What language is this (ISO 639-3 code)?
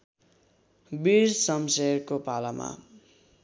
nep